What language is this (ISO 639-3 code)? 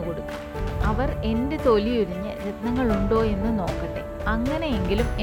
mal